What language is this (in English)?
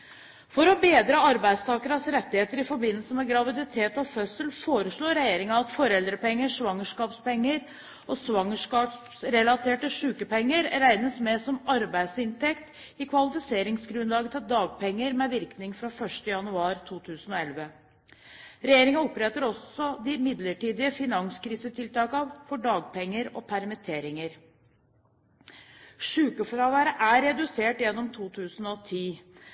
Norwegian Bokmål